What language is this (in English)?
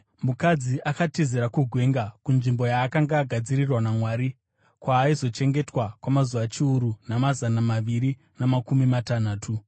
Shona